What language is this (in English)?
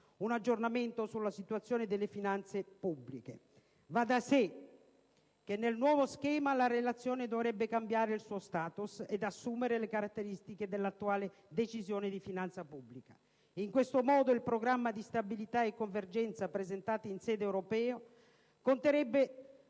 Italian